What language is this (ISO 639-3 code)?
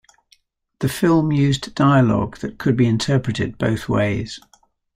eng